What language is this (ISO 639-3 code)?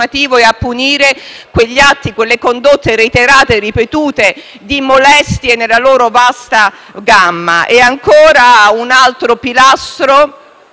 ita